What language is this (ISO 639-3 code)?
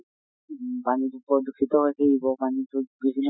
asm